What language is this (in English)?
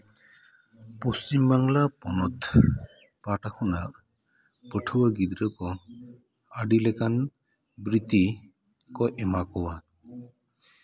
Santali